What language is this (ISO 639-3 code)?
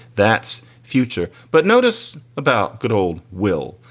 eng